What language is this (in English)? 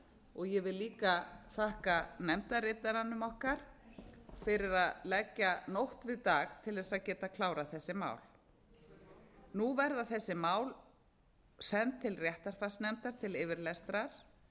Icelandic